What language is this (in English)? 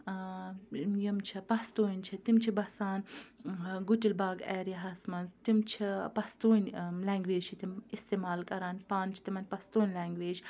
Kashmiri